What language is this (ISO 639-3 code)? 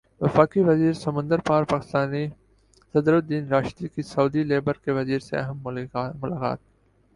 urd